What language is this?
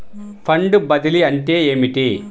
Telugu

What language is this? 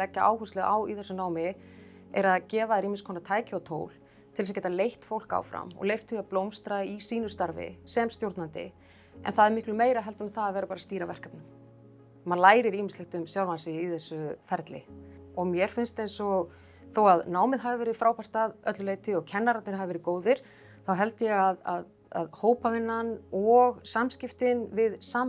Dutch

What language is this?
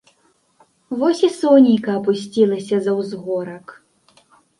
Belarusian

